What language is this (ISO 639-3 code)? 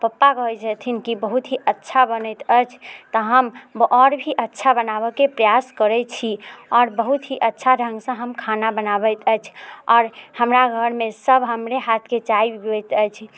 mai